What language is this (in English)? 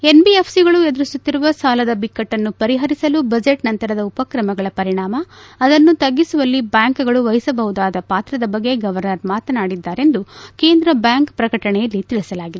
Kannada